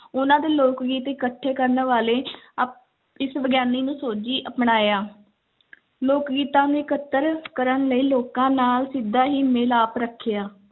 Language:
Punjabi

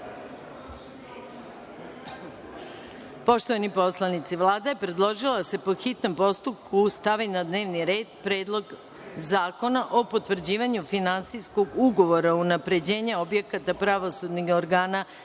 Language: Serbian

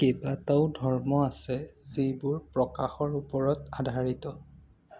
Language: Assamese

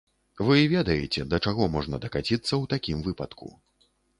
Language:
Belarusian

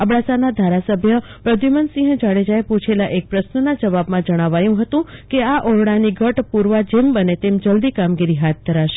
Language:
Gujarati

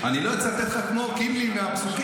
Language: Hebrew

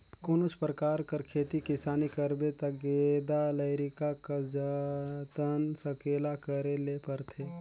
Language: Chhattisgarhi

